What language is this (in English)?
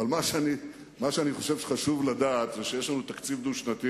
Hebrew